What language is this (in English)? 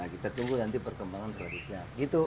Indonesian